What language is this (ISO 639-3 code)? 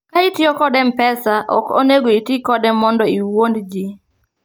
luo